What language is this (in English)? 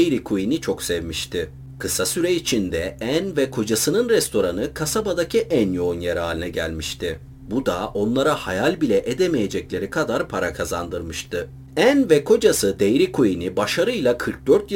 Turkish